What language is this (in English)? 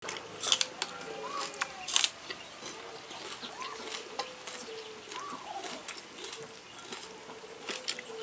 Indonesian